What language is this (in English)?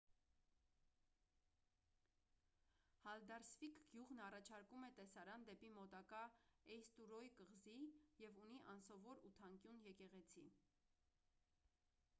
Armenian